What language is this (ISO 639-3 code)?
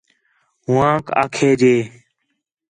xhe